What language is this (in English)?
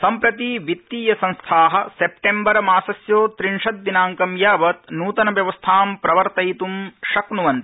Sanskrit